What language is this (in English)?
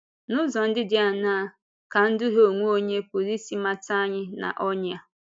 Igbo